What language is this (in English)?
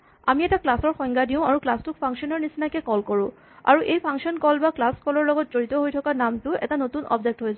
Assamese